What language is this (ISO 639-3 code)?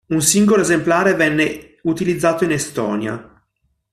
ita